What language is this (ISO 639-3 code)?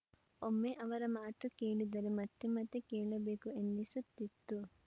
kan